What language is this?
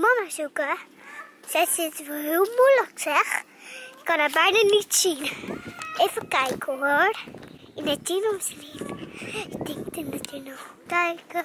Dutch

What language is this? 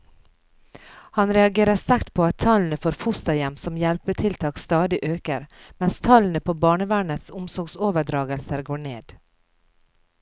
Norwegian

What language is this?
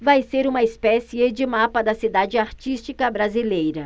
Portuguese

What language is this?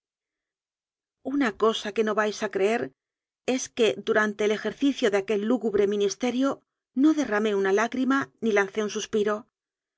Spanish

